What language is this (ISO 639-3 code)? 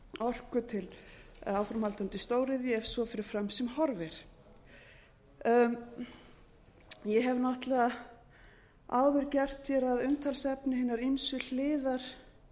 isl